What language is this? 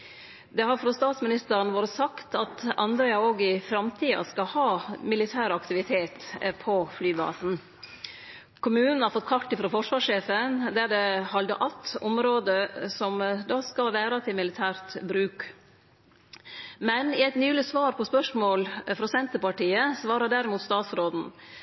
Norwegian Nynorsk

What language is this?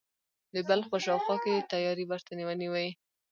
Pashto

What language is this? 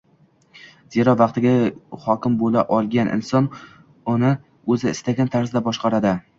Uzbek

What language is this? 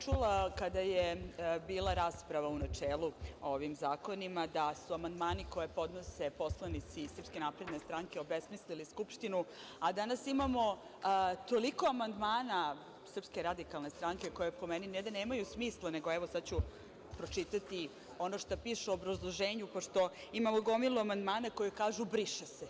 Serbian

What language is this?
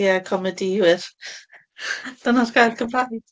Welsh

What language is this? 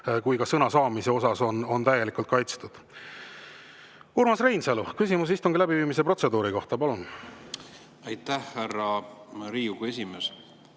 Estonian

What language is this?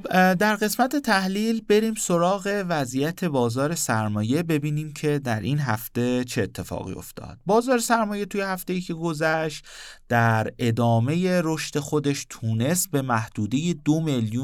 Persian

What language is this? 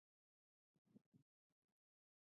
Pashto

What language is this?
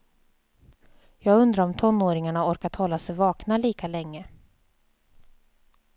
Swedish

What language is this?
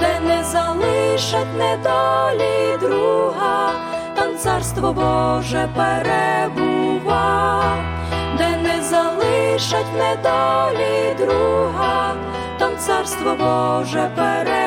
Ukrainian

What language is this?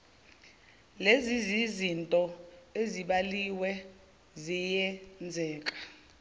Zulu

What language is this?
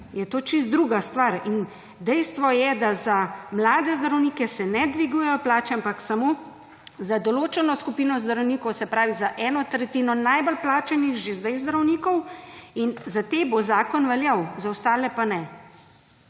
Slovenian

